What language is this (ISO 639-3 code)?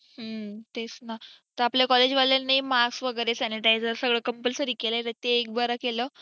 mar